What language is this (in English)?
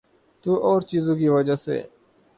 Urdu